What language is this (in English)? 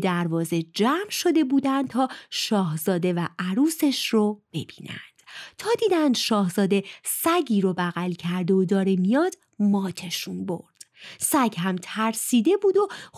Persian